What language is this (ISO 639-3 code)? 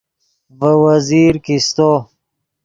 ydg